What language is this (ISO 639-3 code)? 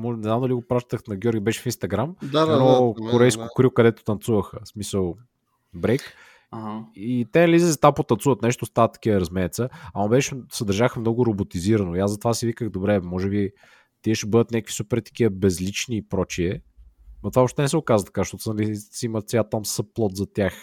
bul